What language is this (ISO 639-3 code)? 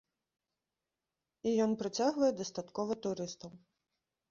bel